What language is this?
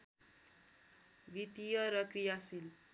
Nepali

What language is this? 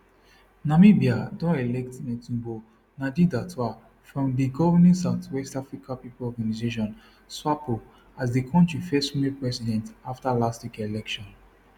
Nigerian Pidgin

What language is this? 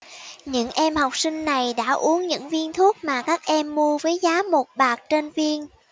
Vietnamese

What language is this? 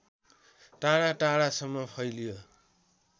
Nepali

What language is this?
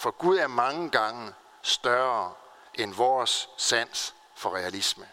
Danish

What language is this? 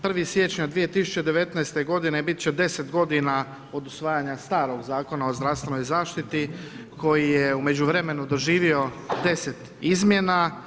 Croatian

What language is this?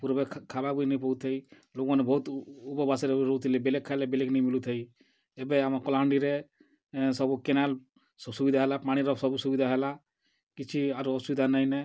Odia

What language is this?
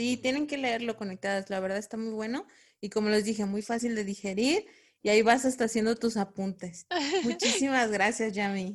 Spanish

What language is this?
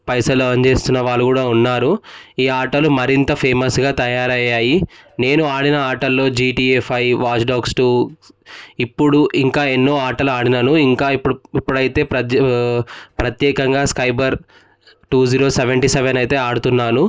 Telugu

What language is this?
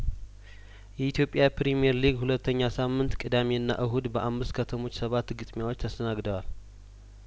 Amharic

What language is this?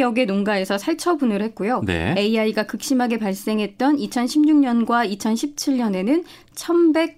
Korean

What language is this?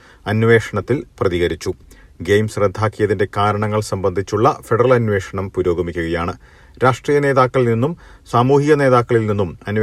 Malayalam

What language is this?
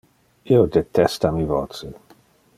Interlingua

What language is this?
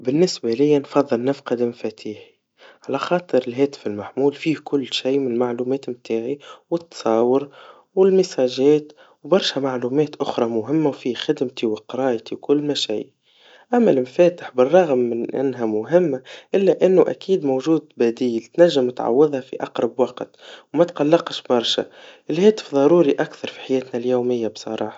Tunisian Arabic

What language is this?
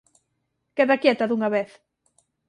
Galician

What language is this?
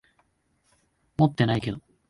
Japanese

